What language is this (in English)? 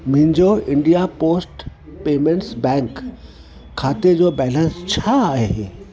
Sindhi